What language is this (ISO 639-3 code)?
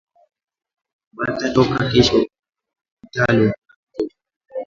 swa